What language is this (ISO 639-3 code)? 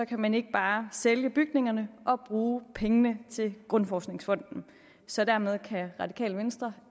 dan